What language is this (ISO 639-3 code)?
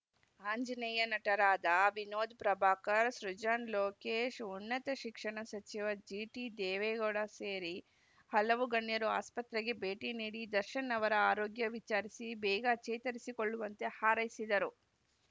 kan